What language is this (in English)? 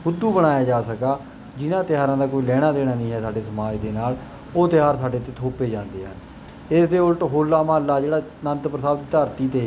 Punjabi